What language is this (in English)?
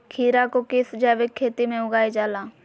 Magahi